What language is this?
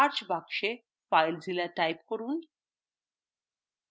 Bangla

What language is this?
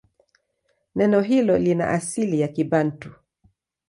Swahili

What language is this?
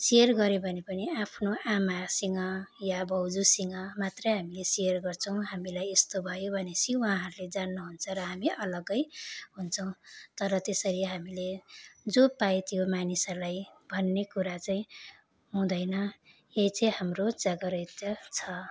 Nepali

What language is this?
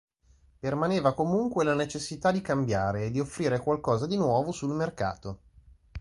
Italian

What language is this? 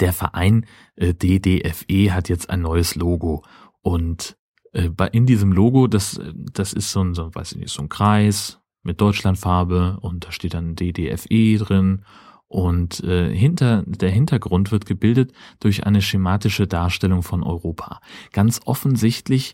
German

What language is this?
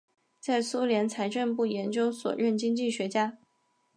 Chinese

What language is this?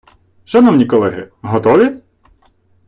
Ukrainian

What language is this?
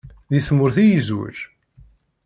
Kabyle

